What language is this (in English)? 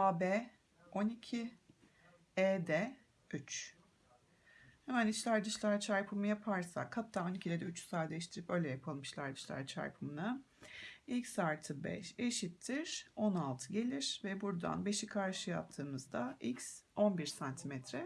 Turkish